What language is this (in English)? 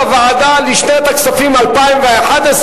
Hebrew